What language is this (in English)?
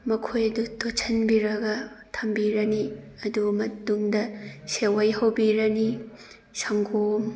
Manipuri